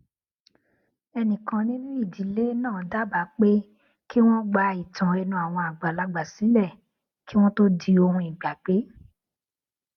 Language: Yoruba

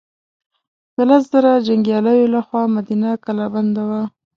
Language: Pashto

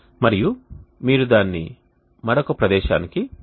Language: Telugu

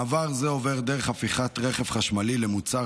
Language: Hebrew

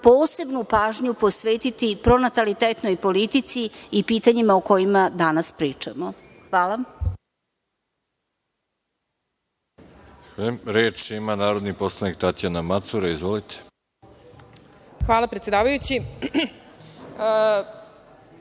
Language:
Serbian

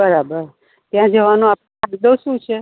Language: Gujarati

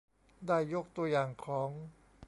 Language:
Thai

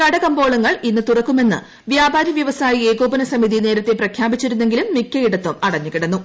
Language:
Malayalam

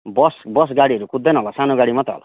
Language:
Nepali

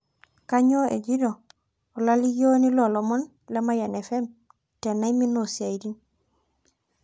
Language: Masai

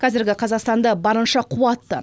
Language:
Kazakh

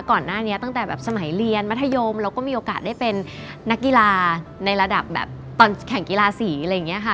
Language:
Thai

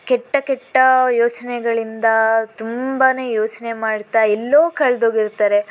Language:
Kannada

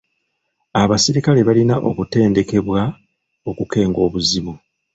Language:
Ganda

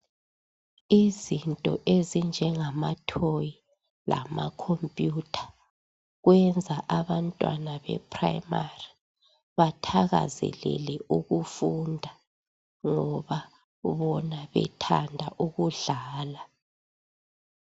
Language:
North Ndebele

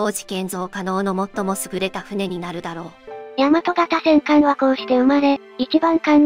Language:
Japanese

